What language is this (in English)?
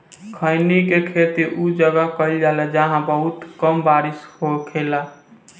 Bhojpuri